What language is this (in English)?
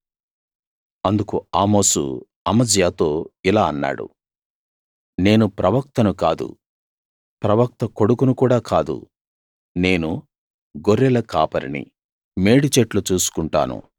Telugu